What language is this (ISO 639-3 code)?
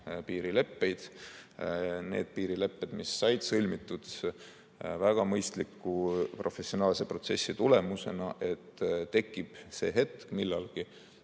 est